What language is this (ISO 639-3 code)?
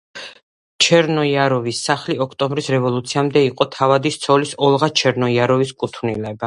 kat